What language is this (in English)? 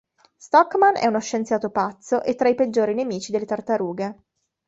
Italian